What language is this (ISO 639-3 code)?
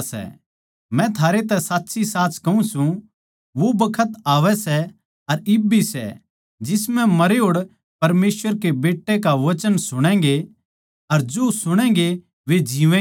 bgc